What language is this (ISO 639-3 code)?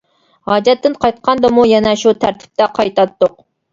uig